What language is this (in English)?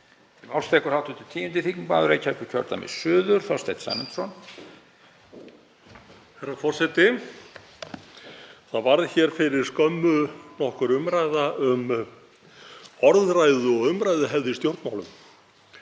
Icelandic